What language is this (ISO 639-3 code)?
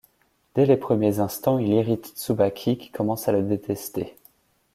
fra